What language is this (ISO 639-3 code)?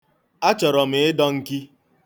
ibo